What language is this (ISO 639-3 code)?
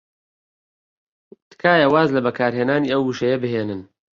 ckb